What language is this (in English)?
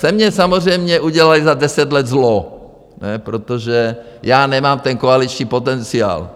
Czech